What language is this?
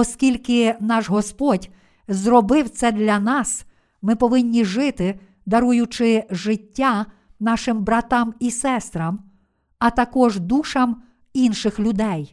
Ukrainian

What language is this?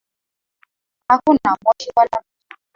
Swahili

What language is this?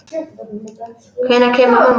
Icelandic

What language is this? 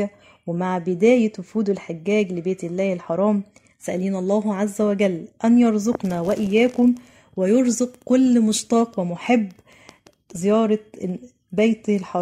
Arabic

